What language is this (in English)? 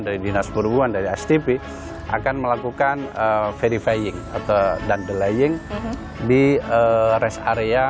Indonesian